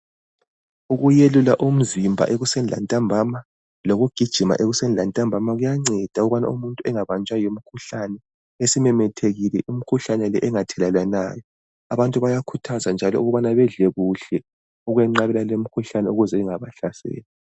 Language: North Ndebele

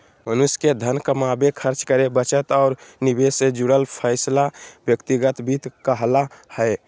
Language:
Magahi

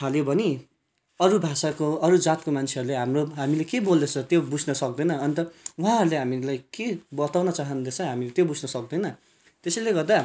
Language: Nepali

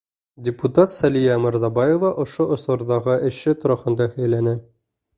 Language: Bashkir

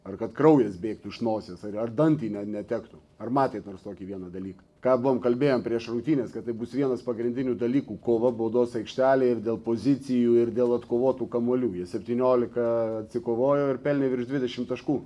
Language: Lithuanian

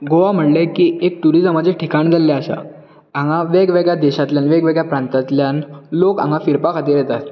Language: Konkani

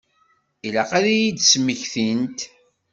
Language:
Kabyle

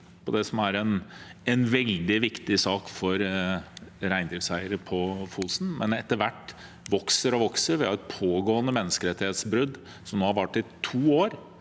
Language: Norwegian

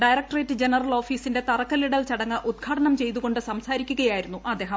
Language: Malayalam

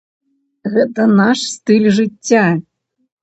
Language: Belarusian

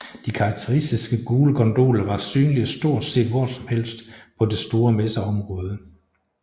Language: Danish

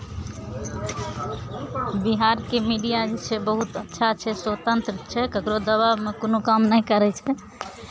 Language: Maithili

